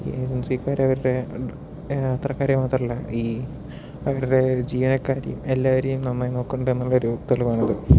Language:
Malayalam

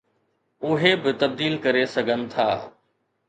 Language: Sindhi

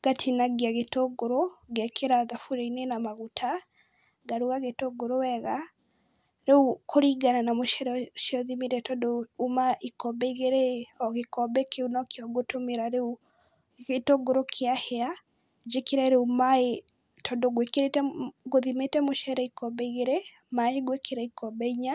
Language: Kikuyu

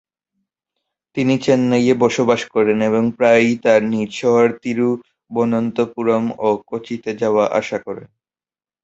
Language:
Bangla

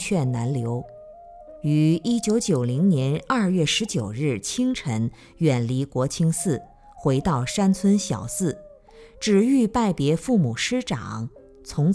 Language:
Chinese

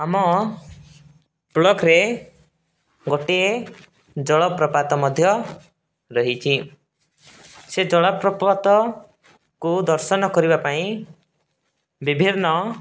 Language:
Odia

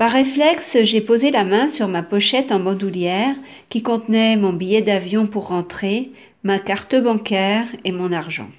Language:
French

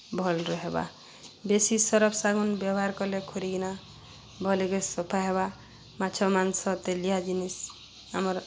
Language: Odia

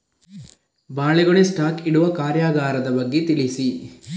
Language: Kannada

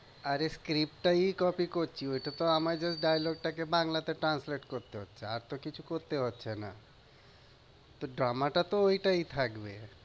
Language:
Bangla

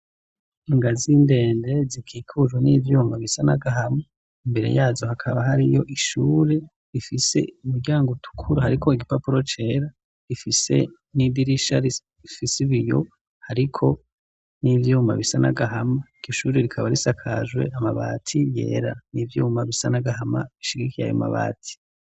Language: Rundi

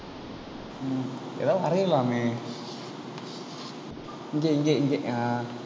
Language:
Tamil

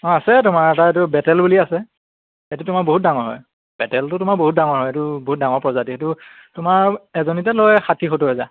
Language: Assamese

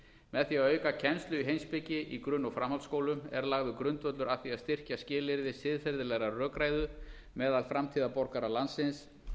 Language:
Icelandic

